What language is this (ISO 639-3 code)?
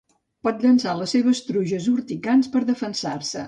cat